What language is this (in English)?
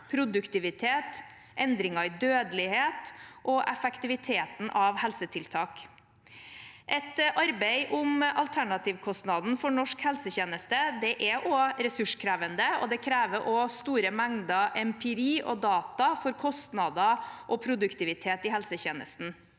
Norwegian